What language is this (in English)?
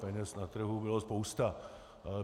Czech